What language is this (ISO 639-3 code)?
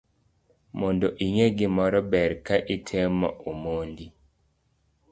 luo